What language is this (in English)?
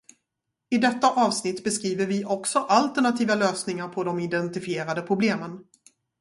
Swedish